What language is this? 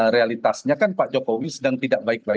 Indonesian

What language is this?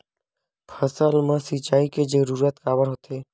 Chhattisgarhi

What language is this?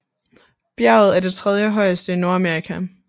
Danish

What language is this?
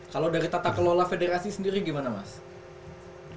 Indonesian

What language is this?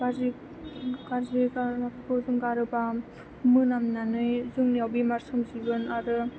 Bodo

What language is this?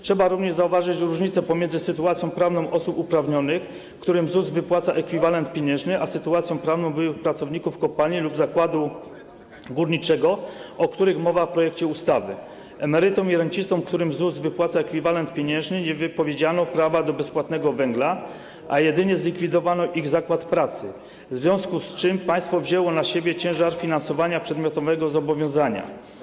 Polish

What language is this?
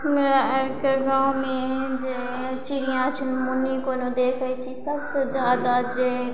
Maithili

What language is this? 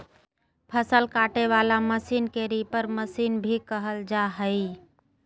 Magahi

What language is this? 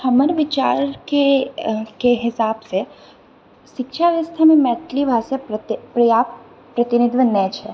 Maithili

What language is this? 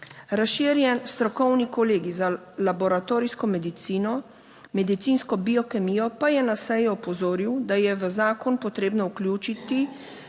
Slovenian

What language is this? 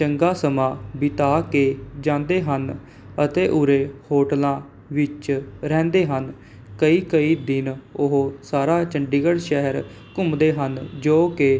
Punjabi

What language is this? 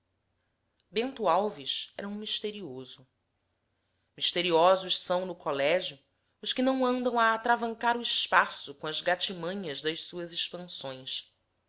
Portuguese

